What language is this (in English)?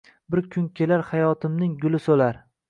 Uzbek